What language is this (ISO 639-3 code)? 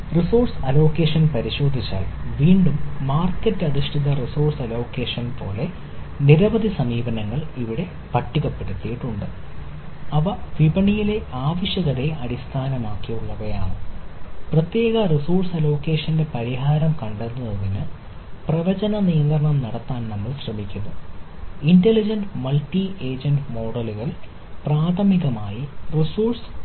mal